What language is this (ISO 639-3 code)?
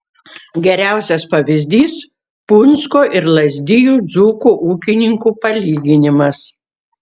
lit